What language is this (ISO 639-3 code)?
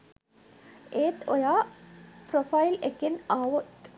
sin